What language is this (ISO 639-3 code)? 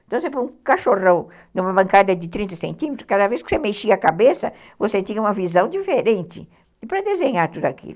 por